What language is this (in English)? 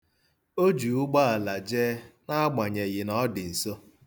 Igbo